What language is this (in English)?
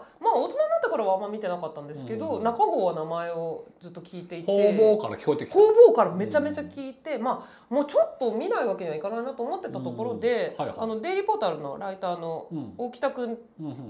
Japanese